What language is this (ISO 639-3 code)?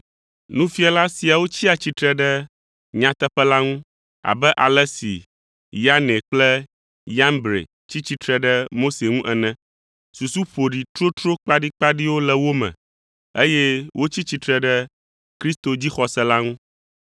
ewe